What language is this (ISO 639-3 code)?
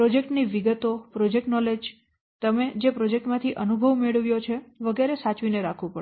guj